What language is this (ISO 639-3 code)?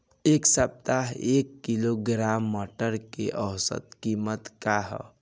bho